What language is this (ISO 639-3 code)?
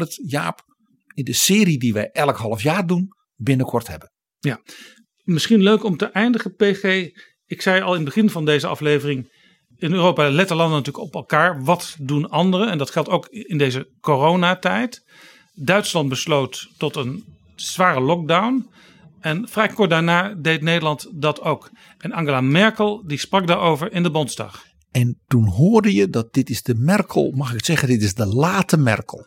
nld